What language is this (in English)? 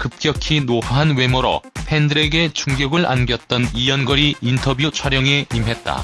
Korean